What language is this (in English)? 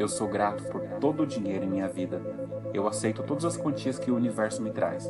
Portuguese